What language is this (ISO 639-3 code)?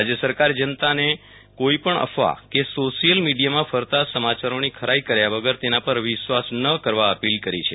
guj